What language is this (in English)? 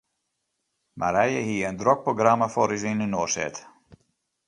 Western Frisian